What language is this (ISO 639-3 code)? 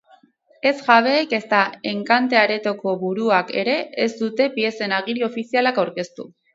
eus